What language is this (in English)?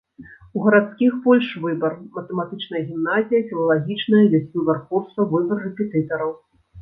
Belarusian